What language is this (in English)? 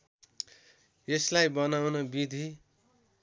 Nepali